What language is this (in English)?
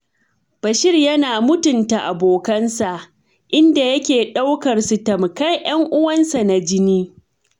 Hausa